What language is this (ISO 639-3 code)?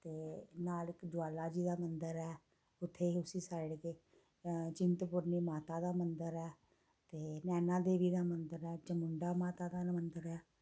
doi